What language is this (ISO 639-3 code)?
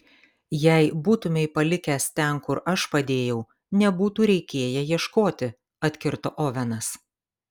lit